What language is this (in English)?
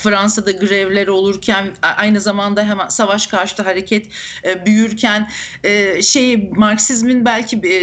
Turkish